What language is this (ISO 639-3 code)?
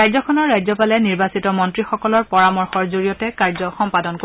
asm